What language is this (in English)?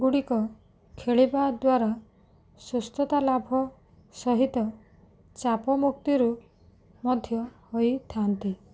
Odia